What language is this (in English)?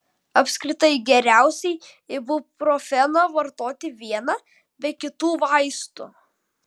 Lithuanian